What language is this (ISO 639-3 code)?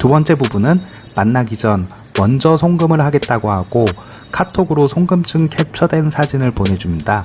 kor